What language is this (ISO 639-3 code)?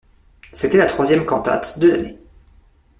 fra